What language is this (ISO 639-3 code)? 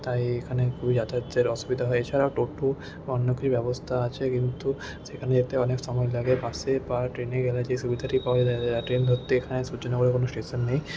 ben